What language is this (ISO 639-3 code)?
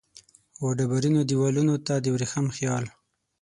pus